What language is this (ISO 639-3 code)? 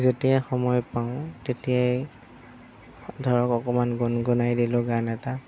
asm